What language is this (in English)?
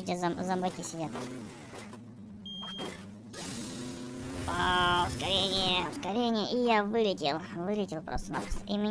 Russian